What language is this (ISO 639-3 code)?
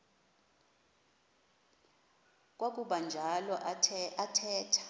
xho